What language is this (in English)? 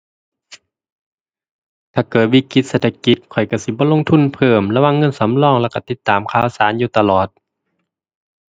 Thai